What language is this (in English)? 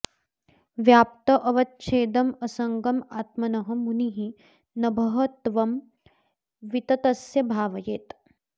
Sanskrit